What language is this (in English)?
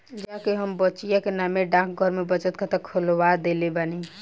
Bhojpuri